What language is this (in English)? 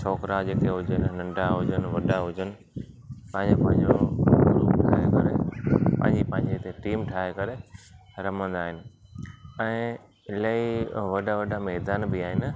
Sindhi